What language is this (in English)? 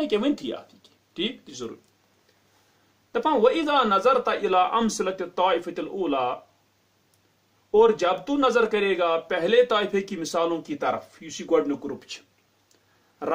Turkish